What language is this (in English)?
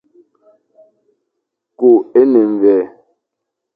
Fang